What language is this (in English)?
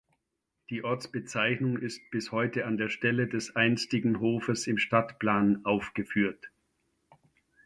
German